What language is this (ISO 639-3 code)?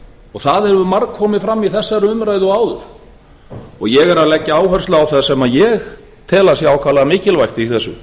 isl